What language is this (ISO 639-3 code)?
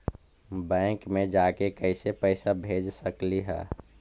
mag